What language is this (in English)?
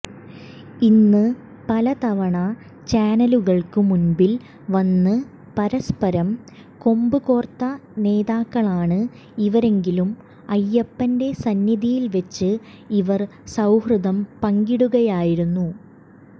Malayalam